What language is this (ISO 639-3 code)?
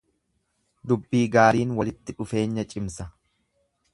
orm